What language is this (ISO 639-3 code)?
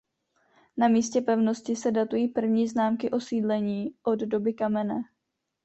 ces